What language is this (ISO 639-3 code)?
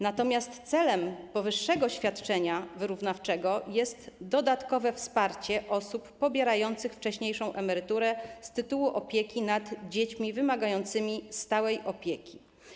pol